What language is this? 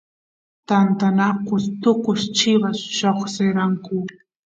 Santiago del Estero Quichua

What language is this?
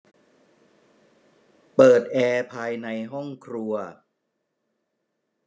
Thai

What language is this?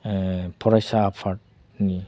Bodo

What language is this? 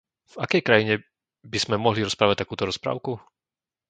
Slovak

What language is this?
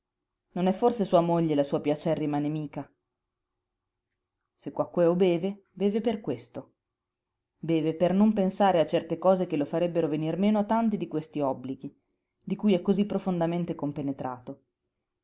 Italian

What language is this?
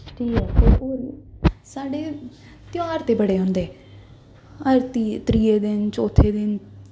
Dogri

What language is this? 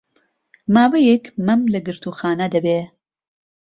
Central Kurdish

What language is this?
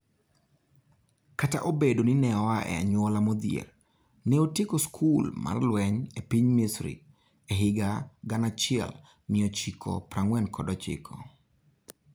Luo (Kenya and Tanzania)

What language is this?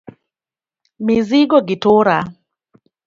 Luo (Kenya and Tanzania)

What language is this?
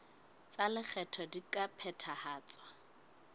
Southern Sotho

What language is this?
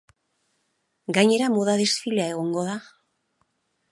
Basque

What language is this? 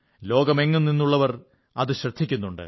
Malayalam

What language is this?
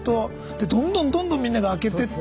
Japanese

